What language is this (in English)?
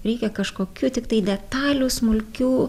Lithuanian